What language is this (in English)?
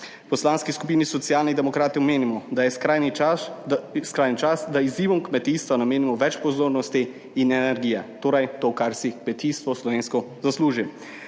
Slovenian